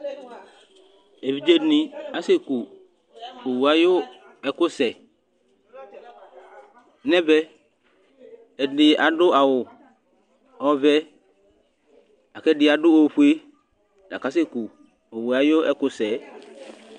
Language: Ikposo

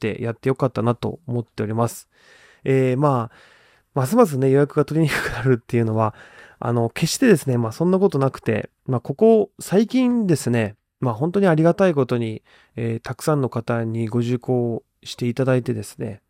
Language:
Japanese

